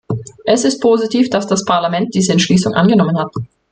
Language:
German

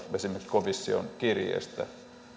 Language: Finnish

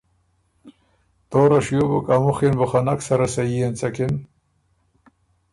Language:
Ormuri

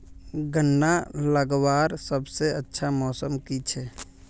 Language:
Magahi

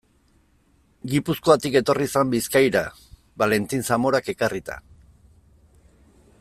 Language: Basque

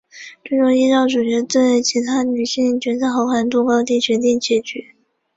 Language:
Chinese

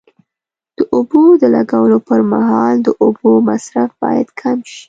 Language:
Pashto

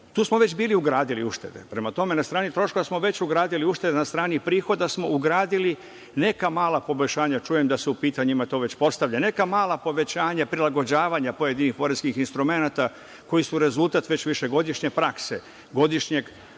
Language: Serbian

